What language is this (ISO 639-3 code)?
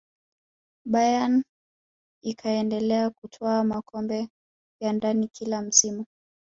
swa